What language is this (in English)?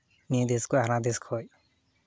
Santali